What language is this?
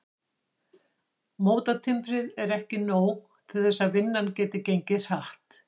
Icelandic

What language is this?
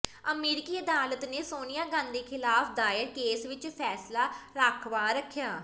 Punjabi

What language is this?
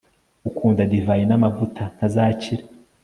Kinyarwanda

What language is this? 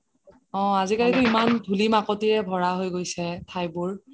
Assamese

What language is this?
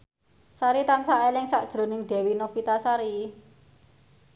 Javanese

